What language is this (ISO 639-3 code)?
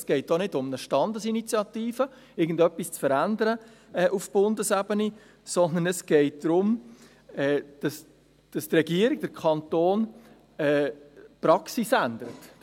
gsw